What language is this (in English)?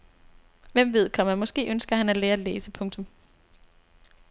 Danish